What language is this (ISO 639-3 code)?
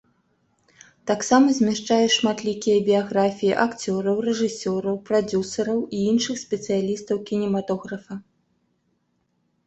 bel